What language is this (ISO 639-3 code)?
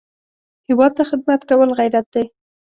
pus